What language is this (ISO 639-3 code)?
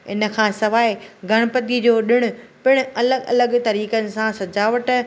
snd